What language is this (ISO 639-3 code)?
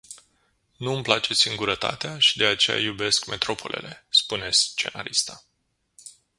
ron